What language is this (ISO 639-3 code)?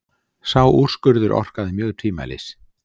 isl